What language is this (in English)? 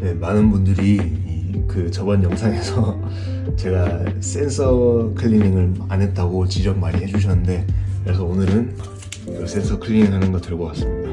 Korean